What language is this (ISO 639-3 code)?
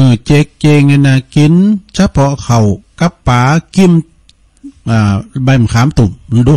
tha